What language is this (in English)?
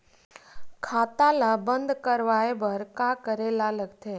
Chhattisgarhi